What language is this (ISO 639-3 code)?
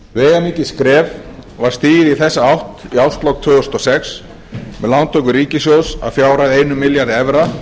isl